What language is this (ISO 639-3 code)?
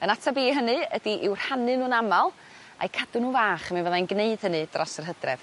cym